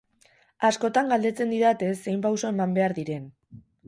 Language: Basque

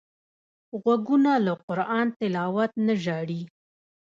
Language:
Pashto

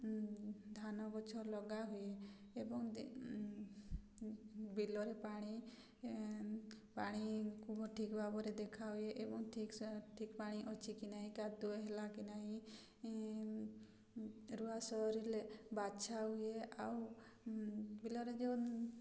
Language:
Odia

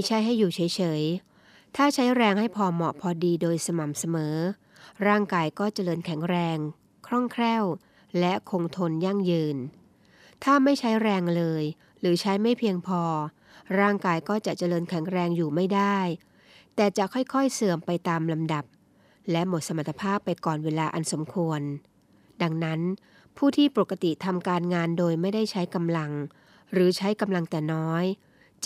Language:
Thai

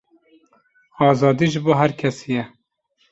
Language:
Kurdish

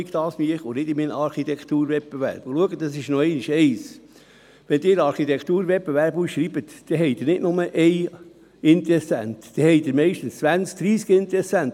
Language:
Swiss German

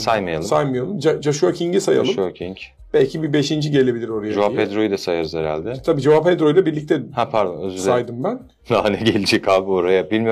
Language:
Turkish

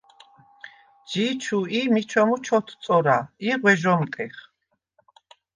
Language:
Svan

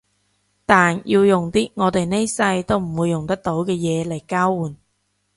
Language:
Cantonese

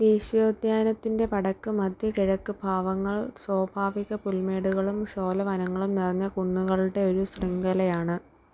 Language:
Malayalam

